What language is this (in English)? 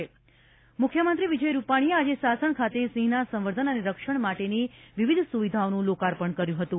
Gujarati